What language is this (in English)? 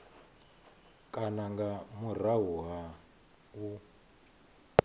Venda